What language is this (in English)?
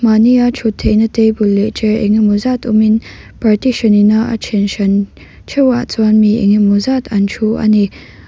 Mizo